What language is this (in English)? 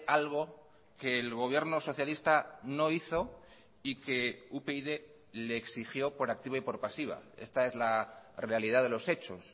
Spanish